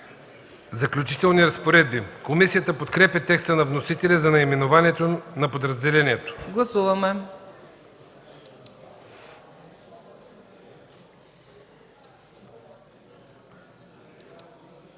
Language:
Bulgarian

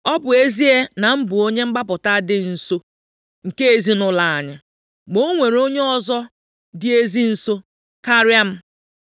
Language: Igbo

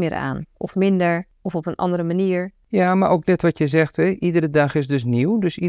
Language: Dutch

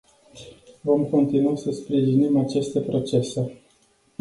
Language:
Romanian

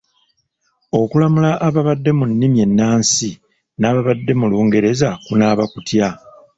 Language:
Ganda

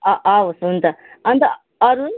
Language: Nepali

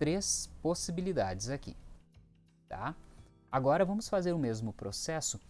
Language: Portuguese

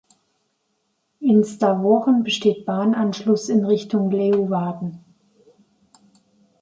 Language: German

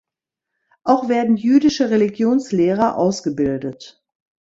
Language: German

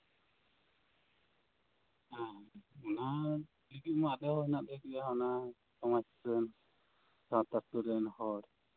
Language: Santali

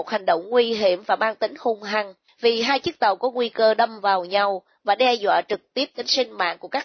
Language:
Vietnamese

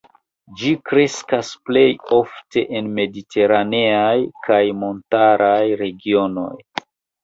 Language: Esperanto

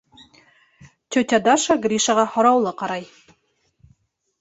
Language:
Bashkir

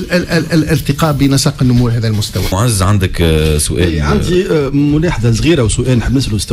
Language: Arabic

